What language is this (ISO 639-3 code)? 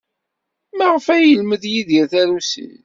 kab